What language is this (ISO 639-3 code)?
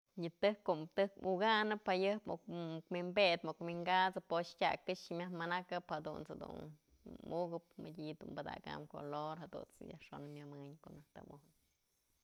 mzl